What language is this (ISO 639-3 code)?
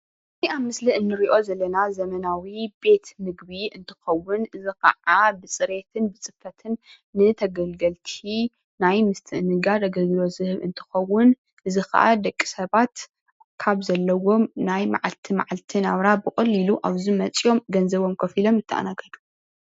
tir